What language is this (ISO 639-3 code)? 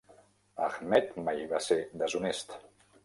cat